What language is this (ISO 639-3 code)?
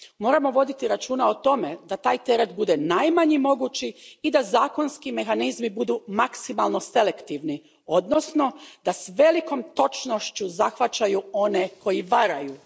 hrv